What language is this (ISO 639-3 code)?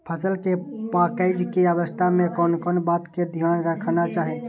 mai